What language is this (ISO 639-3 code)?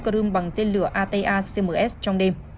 vie